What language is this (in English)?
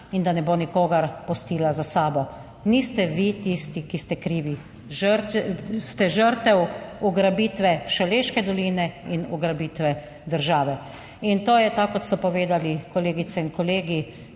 Slovenian